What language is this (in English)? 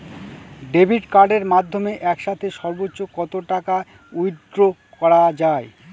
Bangla